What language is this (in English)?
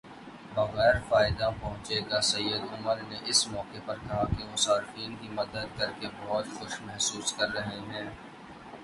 Urdu